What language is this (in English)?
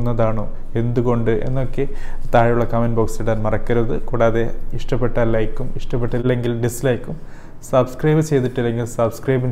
Malayalam